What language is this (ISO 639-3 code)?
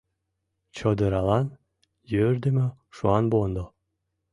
chm